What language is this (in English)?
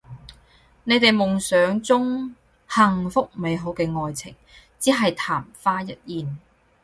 Cantonese